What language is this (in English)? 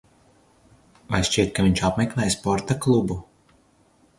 Latvian